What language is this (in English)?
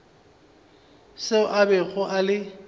Northern Sotho